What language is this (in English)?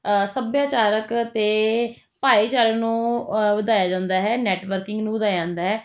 Punjabi